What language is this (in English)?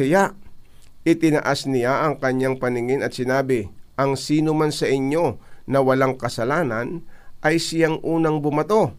Filipino